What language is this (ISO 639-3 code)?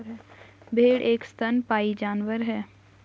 hin